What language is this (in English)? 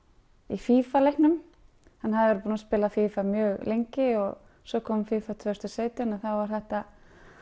Icelandic